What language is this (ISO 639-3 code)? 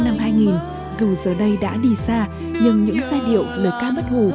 vie